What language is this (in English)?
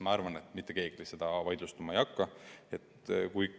Estonian